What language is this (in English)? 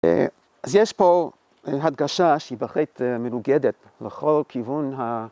Hebrew